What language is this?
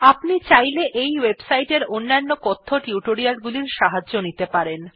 Bangla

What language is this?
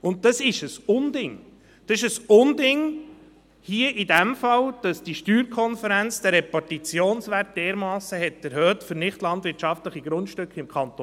Swiss German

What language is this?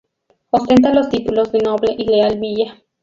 Spanish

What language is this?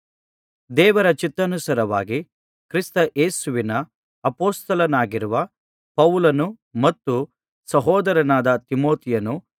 Kannada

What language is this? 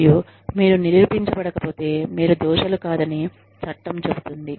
Telugu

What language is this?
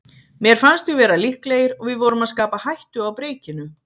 Icelandic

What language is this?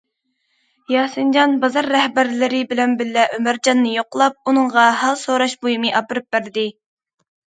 Uyghur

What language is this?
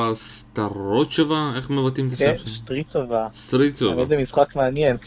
Hebrew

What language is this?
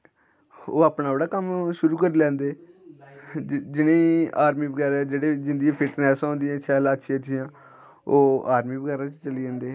Dogri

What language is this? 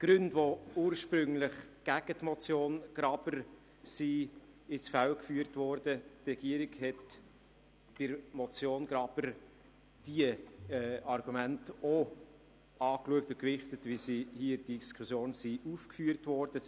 Swiss German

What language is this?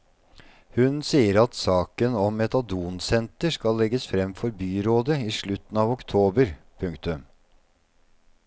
Norwegian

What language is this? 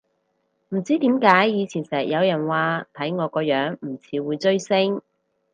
Cantonese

